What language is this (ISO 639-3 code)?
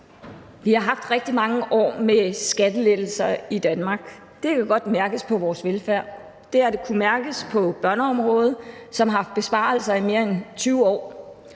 dan